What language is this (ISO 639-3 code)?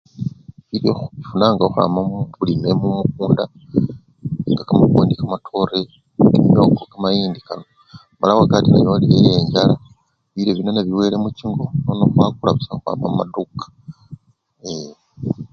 luy